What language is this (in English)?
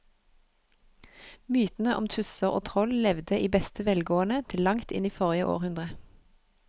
Norwegian